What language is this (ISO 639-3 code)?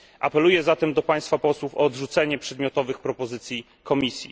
pol